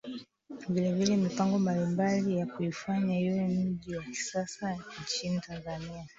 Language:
Swahili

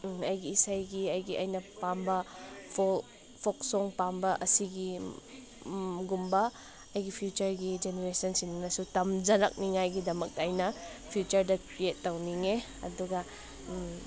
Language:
Manipuri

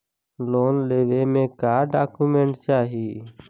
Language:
Bhojpuri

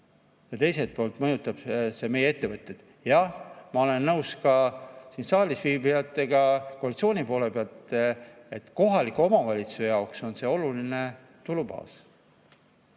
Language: Estonian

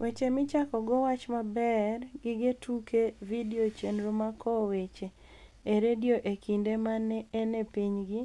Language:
Luo (Kenya and Tanzania)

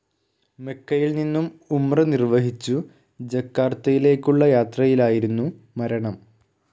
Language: Malayalam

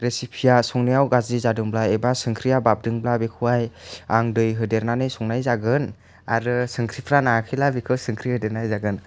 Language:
Bodo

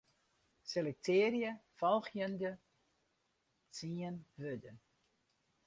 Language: Western Frisian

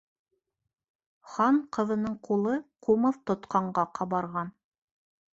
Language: Bashkir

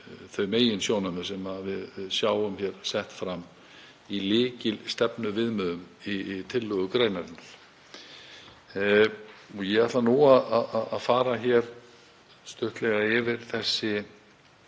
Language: Icelandic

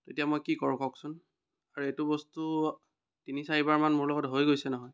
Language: Assamese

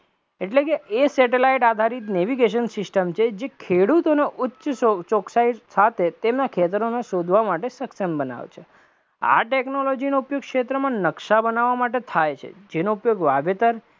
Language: Gujarati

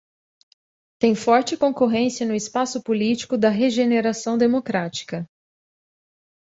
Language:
Portuguese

